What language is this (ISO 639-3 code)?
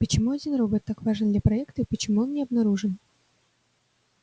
rus